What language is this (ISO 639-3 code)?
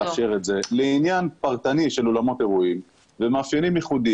heb